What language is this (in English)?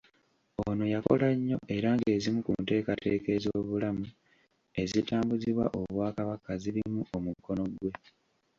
Ganda